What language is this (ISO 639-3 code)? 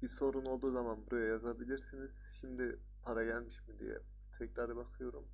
tur